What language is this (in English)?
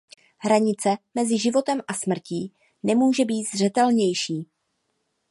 Czech